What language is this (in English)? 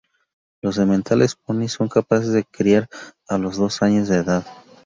Spanish